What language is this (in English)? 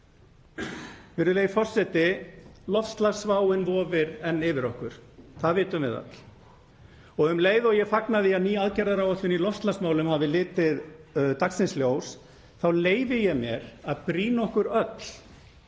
Icelandic